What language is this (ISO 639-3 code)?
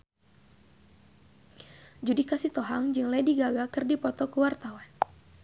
sun